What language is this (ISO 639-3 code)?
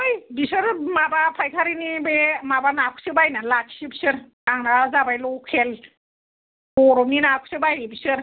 brx